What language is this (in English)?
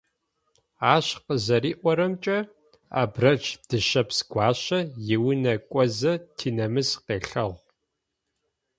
Adyghe